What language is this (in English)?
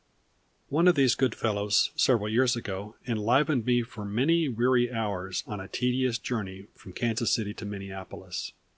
English